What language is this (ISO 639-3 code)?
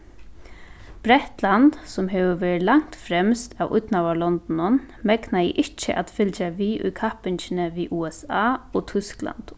fao